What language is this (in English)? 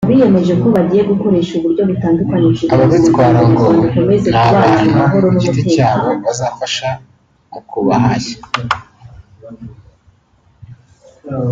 Kinyarwanda